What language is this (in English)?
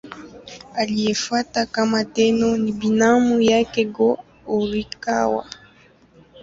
Swahili